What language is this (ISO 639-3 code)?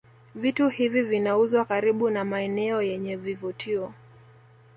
swa